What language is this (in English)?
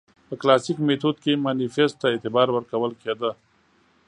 Pashto